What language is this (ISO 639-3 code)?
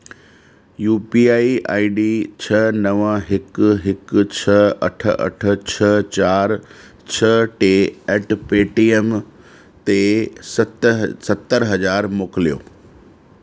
snd